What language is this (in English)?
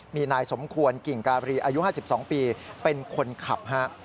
Thai